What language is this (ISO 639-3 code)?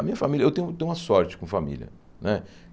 por